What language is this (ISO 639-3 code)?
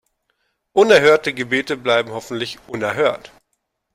deu